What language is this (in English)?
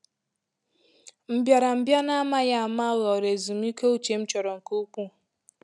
Igbo